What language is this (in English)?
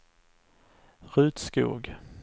Swedish